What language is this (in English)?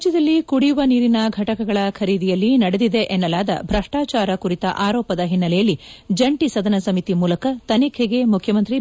Kannada